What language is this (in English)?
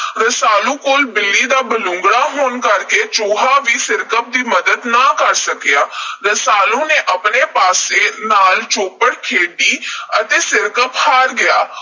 Punjabi